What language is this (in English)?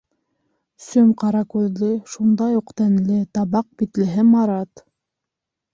Bashkir